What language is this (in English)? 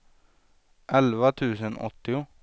Swedish